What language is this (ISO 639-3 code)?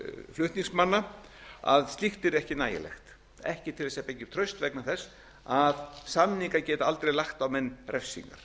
isl